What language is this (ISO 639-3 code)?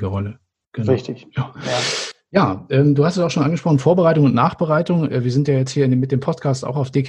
deu